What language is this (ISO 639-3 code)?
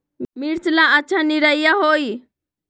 mag